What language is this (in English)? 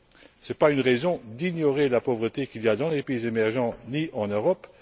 French